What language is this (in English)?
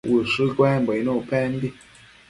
Matsés